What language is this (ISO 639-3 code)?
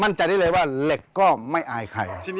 tha